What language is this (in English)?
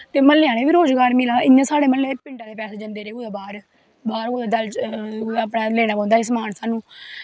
Dogri